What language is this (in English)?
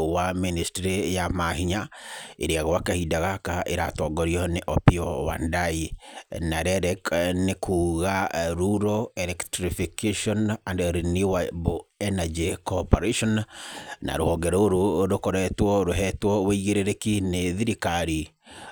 Kikuyu